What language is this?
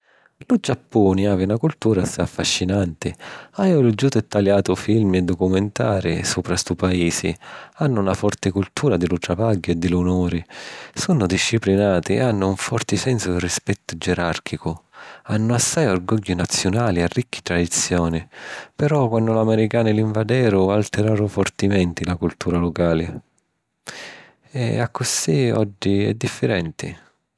Sicilian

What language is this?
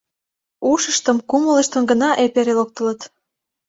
Mari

